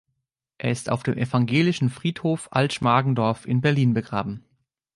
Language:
German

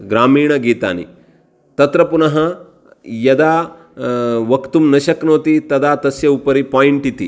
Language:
Sanskrit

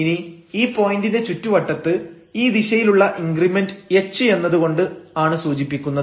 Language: Malayalam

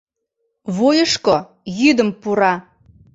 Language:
Mari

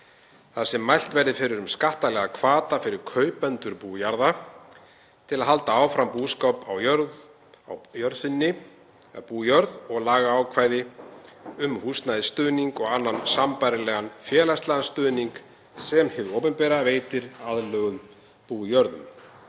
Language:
Icelandic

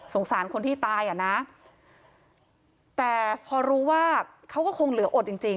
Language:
Thai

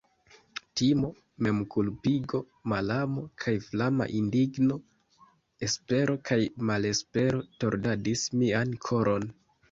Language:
Esperanto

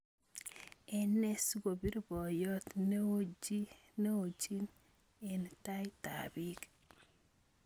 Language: Kalenjin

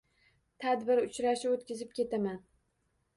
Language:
Uzbek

